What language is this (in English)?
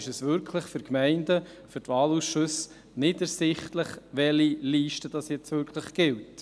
Swiss German